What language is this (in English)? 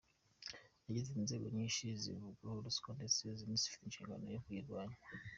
Kinyarwanda